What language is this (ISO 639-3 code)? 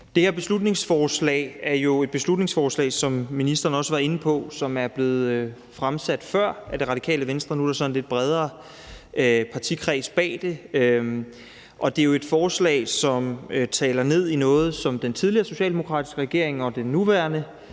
dan